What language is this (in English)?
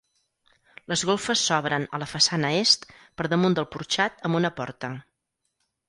Catalan